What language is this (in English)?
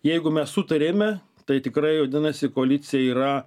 Lithuanian